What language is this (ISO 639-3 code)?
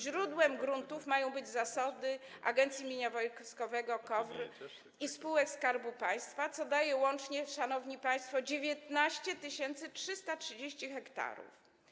pol